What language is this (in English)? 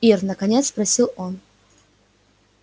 Russian